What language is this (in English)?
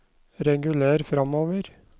Norwegian